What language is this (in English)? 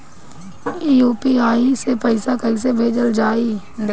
Bhojpuri